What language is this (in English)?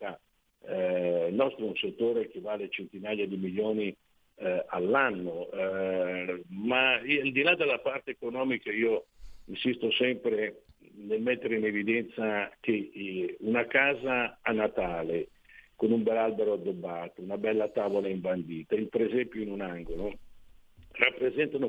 Italian